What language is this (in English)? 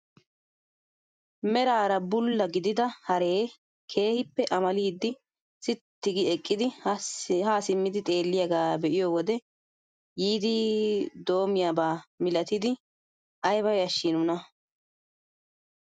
Wolaytta